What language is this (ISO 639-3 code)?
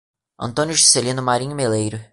por